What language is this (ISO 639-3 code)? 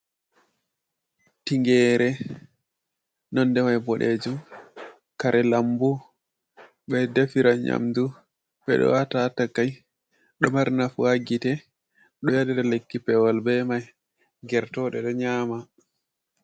ful